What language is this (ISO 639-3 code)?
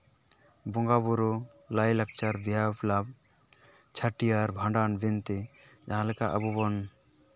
sat